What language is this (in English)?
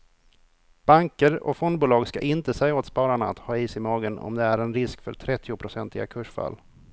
Swedish